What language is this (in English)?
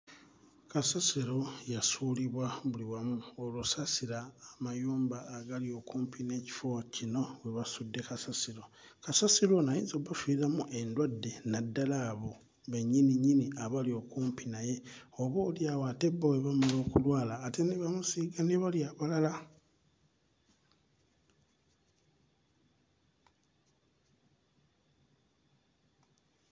Ganda